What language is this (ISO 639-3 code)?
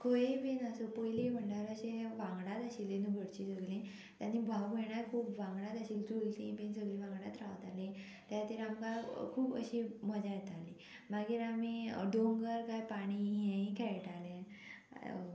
kok